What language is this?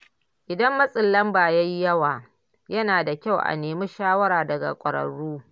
Hausa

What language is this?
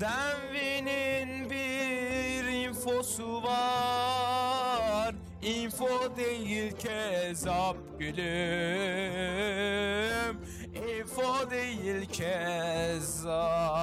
Turkish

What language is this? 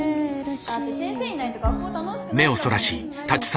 Japanese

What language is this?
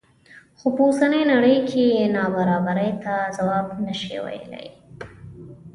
Pashto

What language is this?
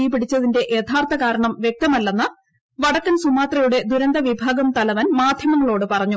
Malayalam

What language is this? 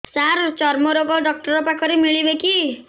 Odia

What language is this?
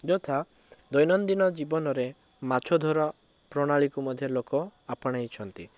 Odia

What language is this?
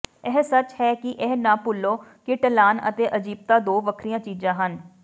Punjabi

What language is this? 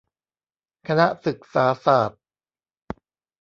Thai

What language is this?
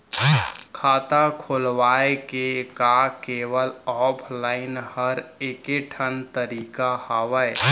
Chhattisgarhi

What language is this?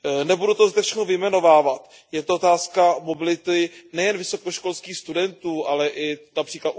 Czech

